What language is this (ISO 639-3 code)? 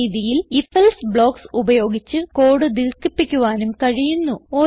mal